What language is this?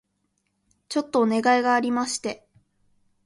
Japanese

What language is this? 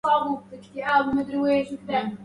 Arabic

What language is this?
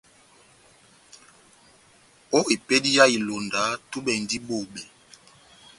Batanga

